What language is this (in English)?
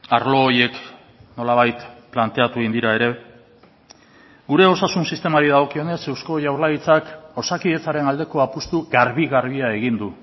Basque